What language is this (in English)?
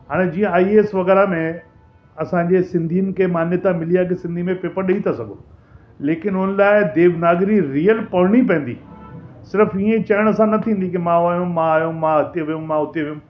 Sindhi